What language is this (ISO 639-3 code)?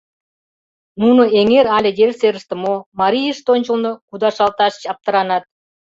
chm